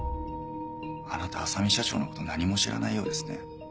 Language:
Japanese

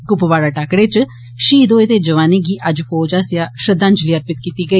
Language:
Dogri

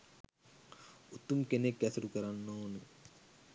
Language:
Sinhala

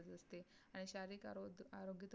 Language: Marathi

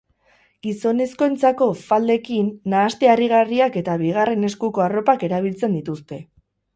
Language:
Basque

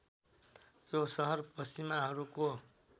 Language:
Nepali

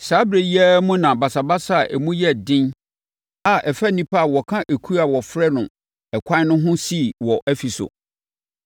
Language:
Akan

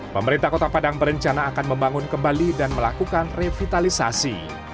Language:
Indonesian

